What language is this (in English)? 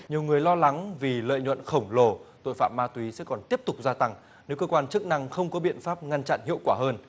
Vietnamese